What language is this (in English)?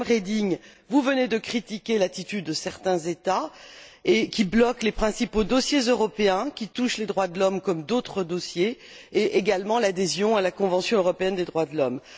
French